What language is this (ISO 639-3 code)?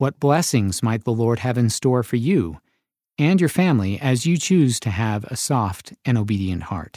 eng